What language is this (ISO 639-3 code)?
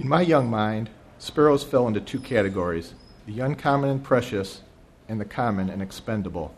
eng